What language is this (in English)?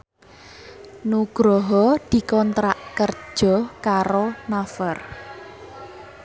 Javanese